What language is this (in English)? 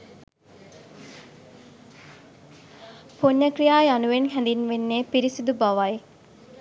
Sinhala